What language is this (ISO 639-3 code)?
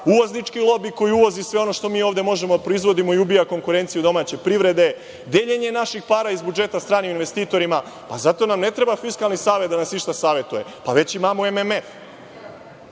srp